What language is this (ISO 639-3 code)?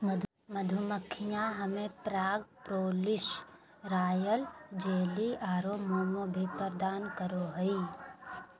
mag